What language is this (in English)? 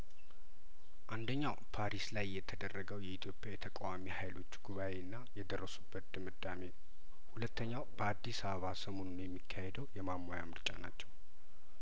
Amharic